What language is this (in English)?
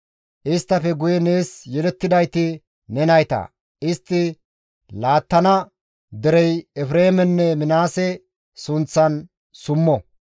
Gamo